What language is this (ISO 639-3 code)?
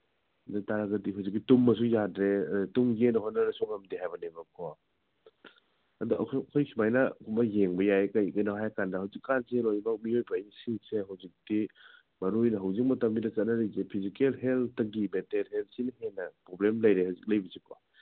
mni